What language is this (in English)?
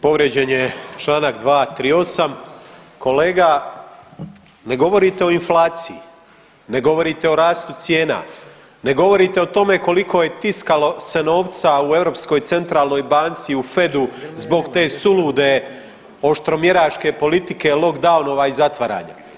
Croatian